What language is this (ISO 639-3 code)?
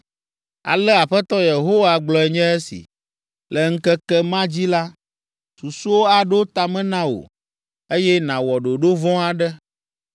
ewe